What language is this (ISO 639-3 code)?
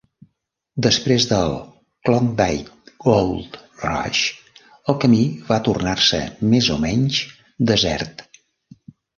cat